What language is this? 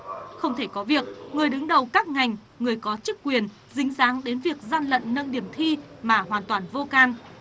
Vietnamese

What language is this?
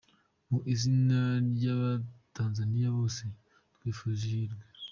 Kinyarwanda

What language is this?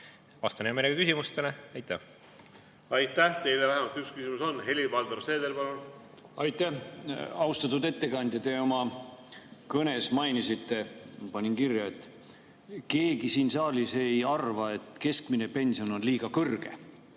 Estonian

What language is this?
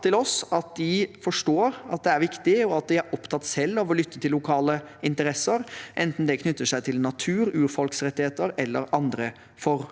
Norwegian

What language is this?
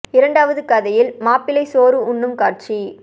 Tamil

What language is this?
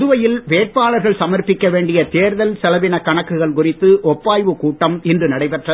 Tamil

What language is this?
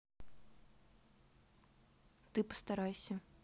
Russian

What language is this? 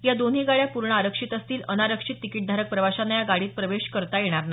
Marathi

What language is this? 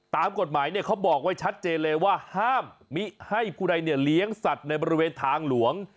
Thai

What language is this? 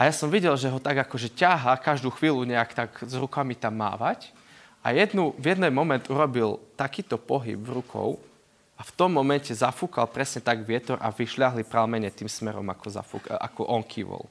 Slovak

